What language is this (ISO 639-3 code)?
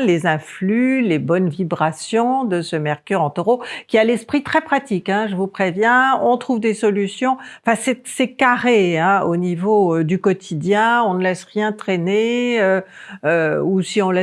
fra